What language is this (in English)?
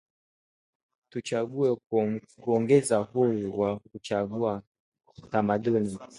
Swahili